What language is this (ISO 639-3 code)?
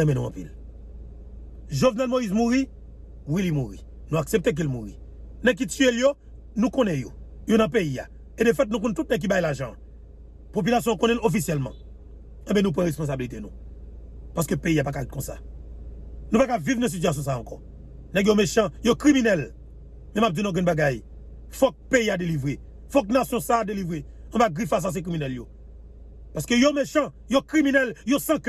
fra